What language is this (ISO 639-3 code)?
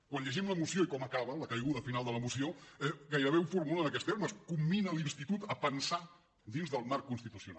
cat